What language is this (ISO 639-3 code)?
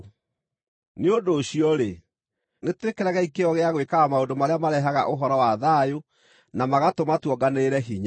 kik